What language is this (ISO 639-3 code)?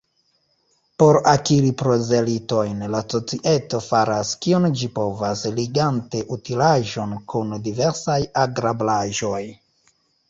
epo